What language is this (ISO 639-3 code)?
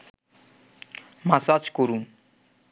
ben